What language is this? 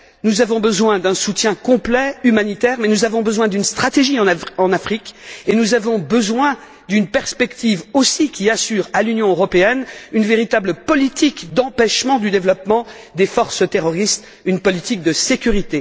French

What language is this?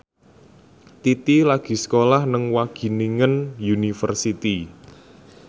Javanese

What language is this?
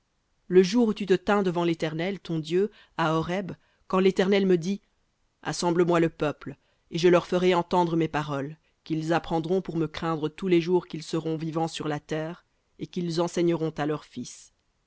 French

